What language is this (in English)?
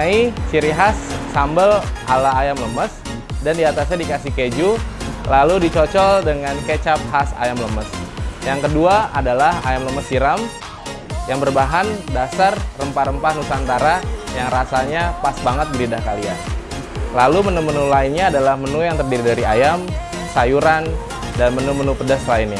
Indonesian